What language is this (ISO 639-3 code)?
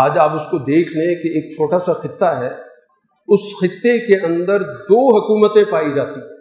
urd